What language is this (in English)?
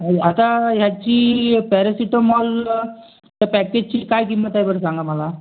Marathi